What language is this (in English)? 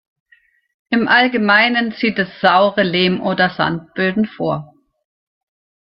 German